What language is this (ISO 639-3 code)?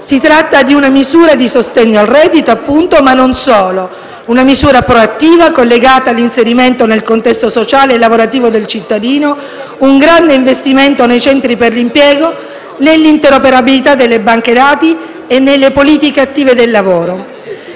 ita